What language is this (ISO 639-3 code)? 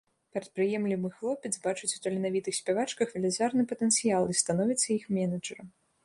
bel